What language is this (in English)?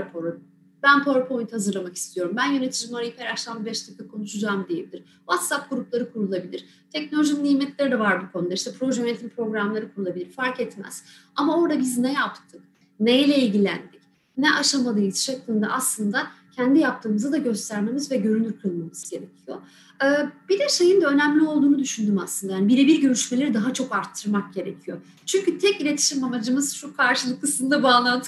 Turkish